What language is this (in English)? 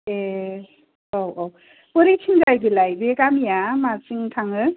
Bodo